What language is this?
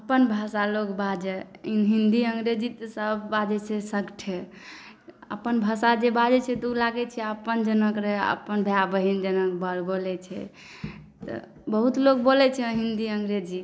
Maithili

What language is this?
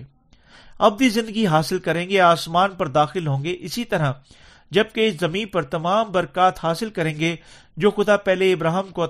Urdu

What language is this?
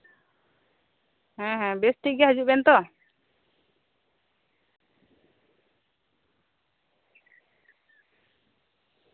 Santali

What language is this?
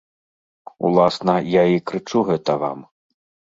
Belarusian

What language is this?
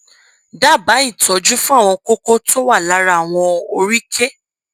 Yoruba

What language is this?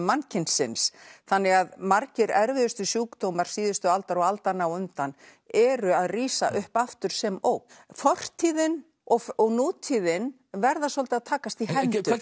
Icelandic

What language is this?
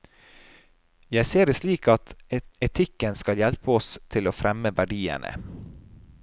Norwegian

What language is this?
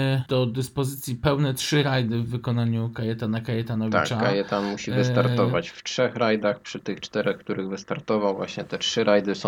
Polish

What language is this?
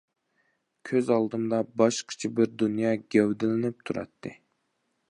Uyghur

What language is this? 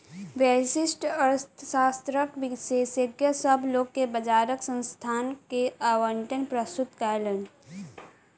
Maithili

